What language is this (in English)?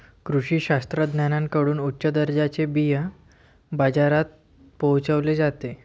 Marathi